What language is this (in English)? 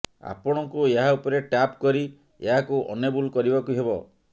Odia